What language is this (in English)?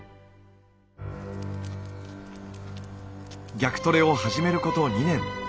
Japanese